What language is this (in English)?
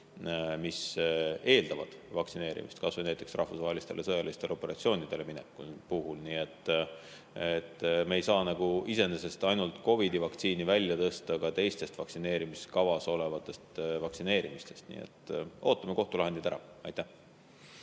Estonian